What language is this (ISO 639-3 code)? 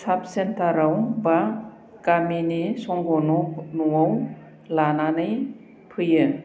brx